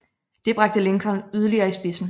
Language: Danish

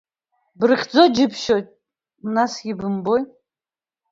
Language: Abkhazian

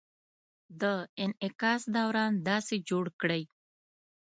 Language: Pashto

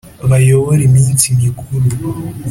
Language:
Kinyarwanda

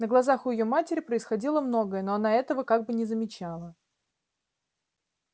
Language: Russian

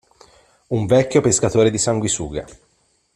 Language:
Italian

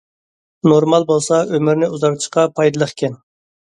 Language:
Uyghur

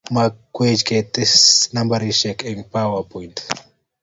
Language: Kalenjin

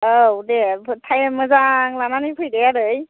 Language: Bodo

